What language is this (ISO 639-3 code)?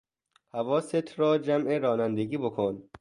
fas